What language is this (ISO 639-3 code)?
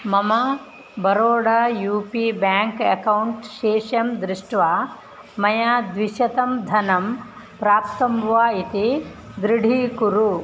san